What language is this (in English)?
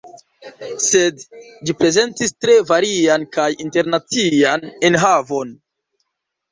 Esperanto